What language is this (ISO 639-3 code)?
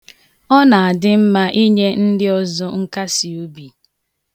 ibo